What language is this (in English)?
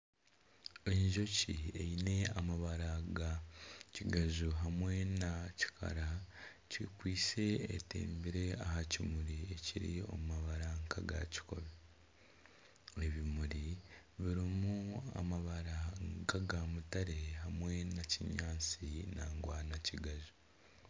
Nyankole